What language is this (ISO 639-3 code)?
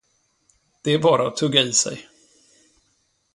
swe